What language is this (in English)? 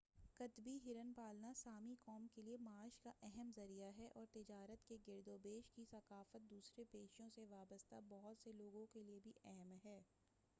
Urdu